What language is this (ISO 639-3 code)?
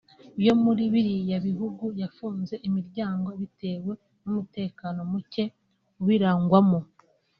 kin